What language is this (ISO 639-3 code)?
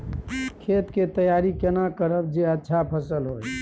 mai